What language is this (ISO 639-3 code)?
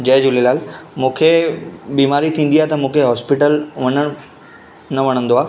snd